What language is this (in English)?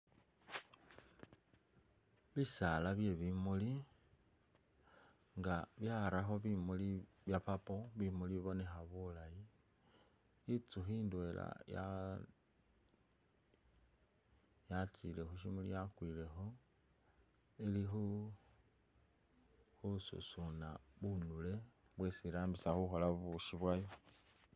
Masaaba